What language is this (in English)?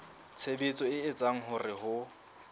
Southern Sotho